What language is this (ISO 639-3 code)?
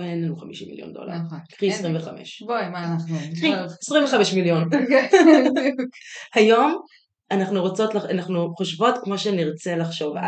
heb